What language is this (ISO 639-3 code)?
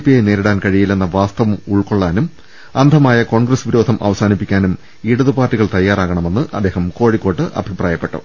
mal